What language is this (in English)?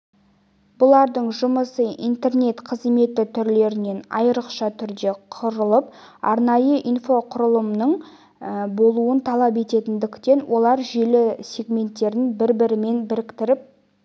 Kazakh